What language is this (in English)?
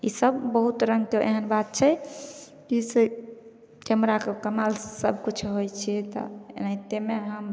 Maithili